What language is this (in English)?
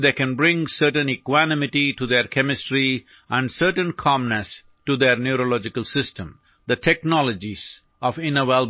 Malayalam